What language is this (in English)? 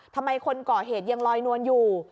Thai